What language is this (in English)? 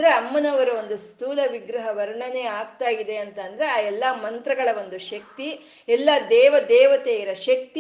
Kannada